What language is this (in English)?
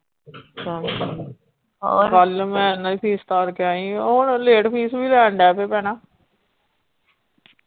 Punjabi